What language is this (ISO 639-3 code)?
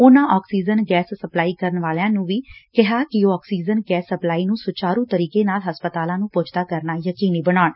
pan